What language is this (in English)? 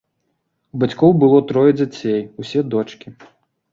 Belarusian